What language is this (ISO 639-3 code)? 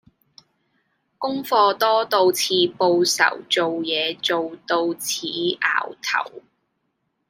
yue